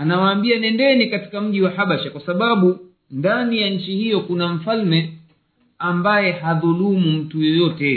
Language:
Swahili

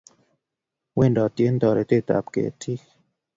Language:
Kalenjin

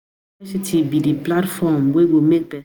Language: Nigerian Pidgin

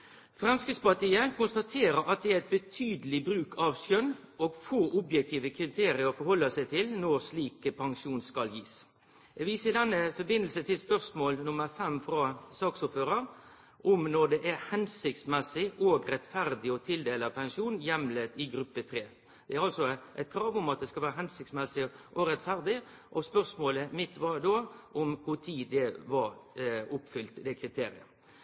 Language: Norwegian Nynorsk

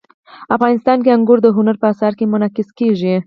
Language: Pashto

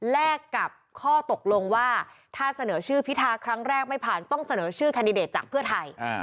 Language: Thai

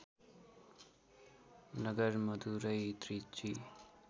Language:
Nepali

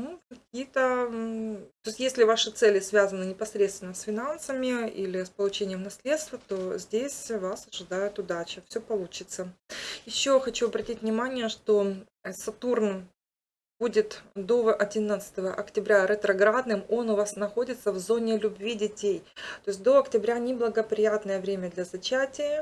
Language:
Russian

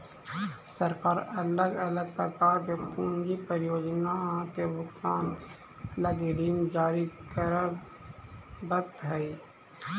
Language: Magahi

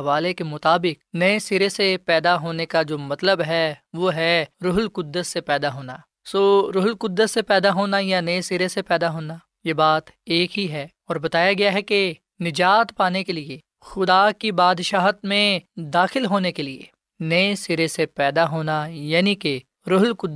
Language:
Urdu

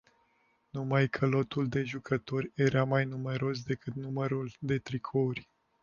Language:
Romanian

